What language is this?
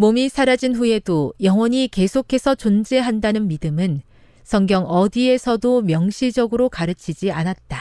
Korean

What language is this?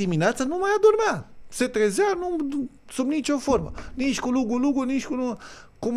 Romanian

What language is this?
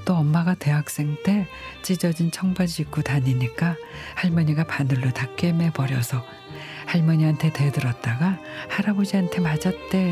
Korean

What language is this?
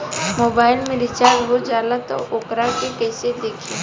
Bhojpuri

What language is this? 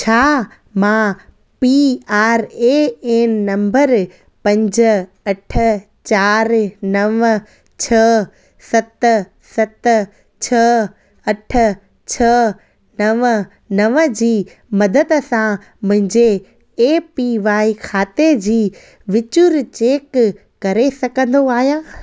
Sindhi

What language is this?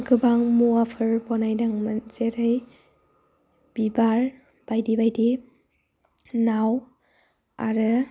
Bodo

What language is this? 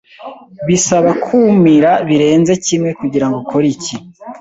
Kinyarwanda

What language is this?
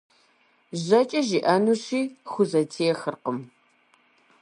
Kabardian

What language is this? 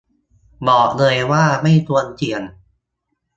Thai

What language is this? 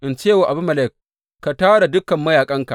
Hausa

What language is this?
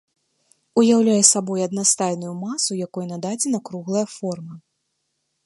Belarusian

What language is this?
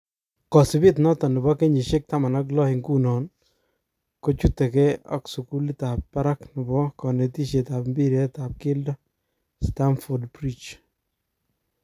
Kalenjin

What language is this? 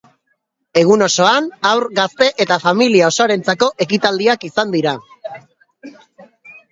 Basque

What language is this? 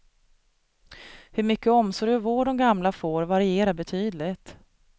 Swedish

